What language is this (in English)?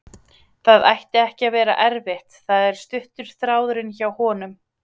Icelandic